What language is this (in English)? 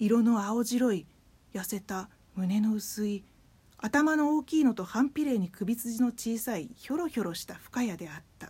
Japanese